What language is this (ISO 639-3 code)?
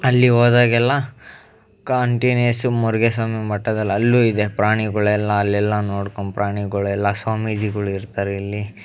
kan